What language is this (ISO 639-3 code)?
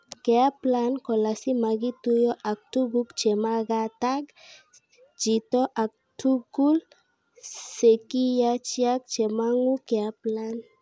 kln